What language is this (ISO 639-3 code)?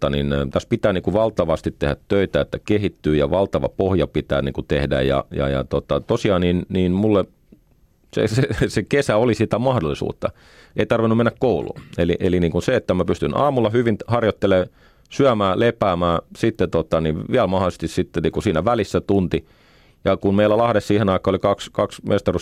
fin